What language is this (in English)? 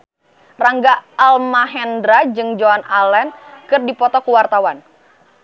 Sundanese